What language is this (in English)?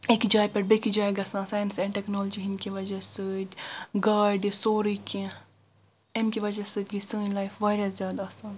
Kashmiri